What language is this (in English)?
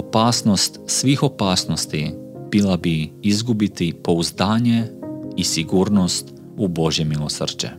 Croatian